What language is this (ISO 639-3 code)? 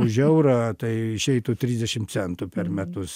lit